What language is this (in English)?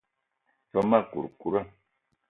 Eton (Cameroon)